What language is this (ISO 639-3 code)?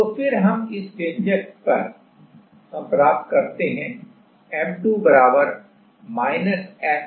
hin